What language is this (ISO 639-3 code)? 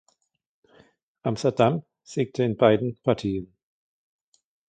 deu